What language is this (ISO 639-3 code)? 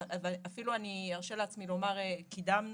heb